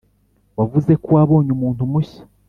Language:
Kinyarwanda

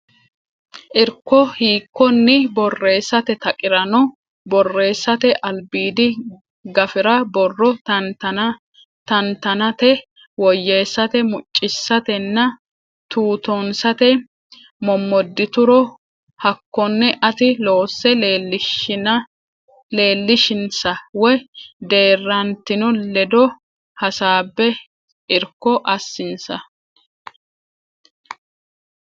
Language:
Sidamo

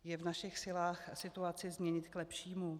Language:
Czech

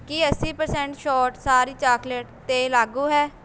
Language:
Punjabi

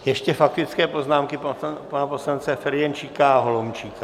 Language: Czech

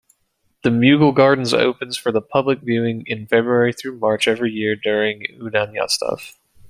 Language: English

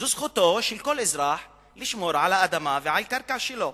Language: Hebrew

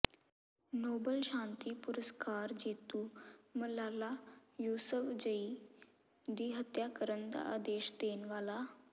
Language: Punjabi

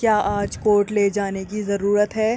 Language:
Urdu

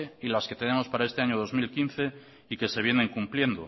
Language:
Spanish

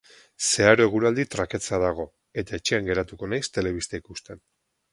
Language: Basque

